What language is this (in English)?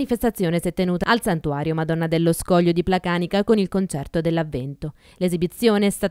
Italian